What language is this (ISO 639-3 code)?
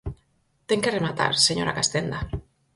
glg